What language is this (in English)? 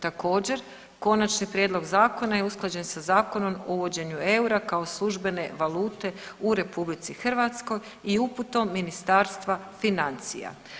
Croatian